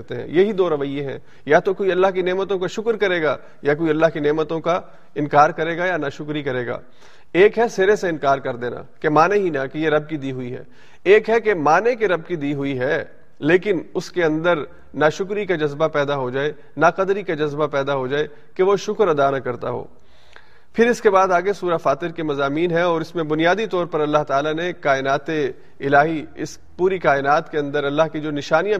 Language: Urdu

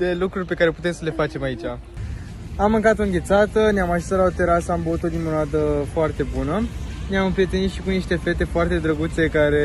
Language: Romanian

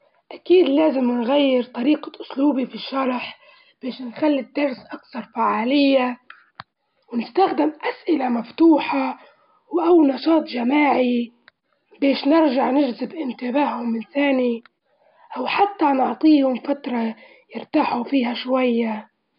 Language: Libyan Arabic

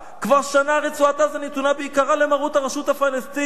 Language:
Hebrew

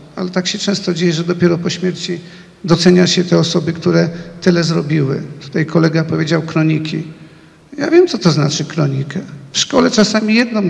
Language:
Polish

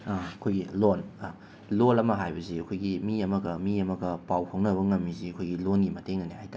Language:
Manipuri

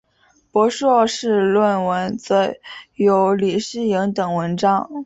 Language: Chinese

